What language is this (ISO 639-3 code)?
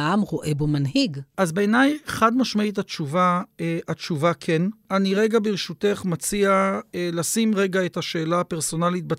heb